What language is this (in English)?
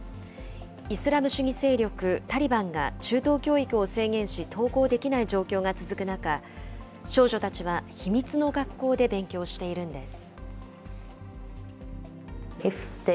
Japanese